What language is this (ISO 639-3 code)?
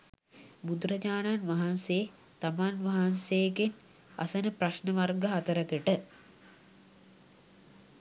sin